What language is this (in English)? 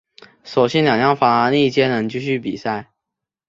Chinese